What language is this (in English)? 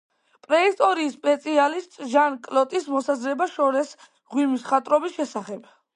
Georgian